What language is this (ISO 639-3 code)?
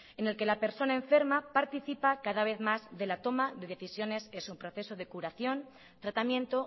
spa